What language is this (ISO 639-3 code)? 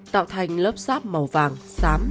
vie